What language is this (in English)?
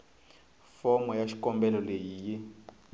Tsonga